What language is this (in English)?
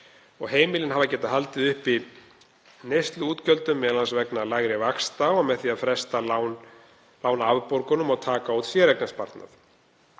Icelandic